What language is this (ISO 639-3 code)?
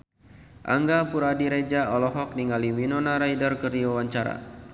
sun